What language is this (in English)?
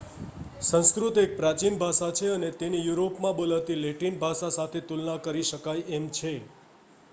Gujarati